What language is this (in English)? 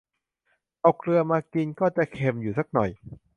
Thai